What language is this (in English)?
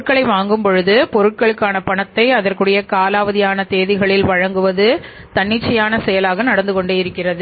Tamil